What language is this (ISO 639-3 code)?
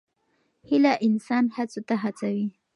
pus